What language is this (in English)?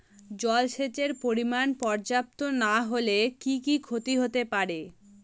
Bangla